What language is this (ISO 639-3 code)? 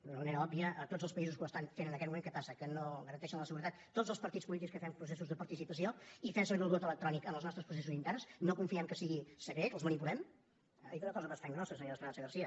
cat